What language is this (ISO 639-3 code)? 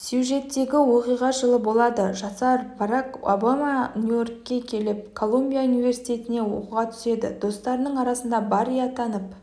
kaz